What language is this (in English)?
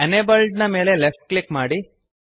Kannada